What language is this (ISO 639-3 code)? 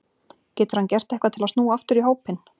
isl